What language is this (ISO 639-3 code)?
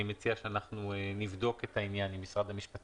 heb